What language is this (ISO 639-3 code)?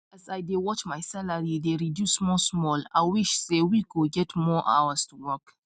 pcm